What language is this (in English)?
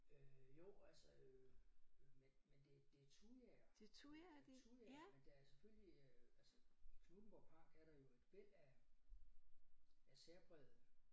Danish